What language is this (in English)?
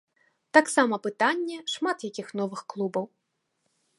Belarusian